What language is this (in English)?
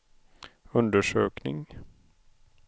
Swedish